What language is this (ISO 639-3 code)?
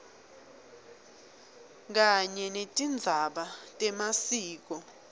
ssw